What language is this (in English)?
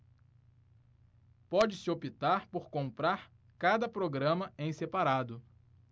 Portuguese